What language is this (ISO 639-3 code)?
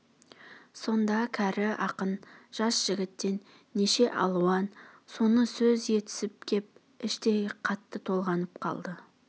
kaz